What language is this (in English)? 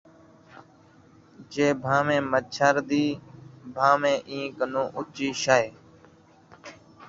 Saraiki